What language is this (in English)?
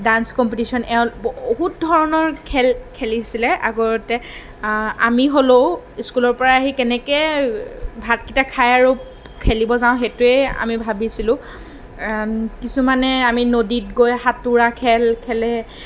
Assamese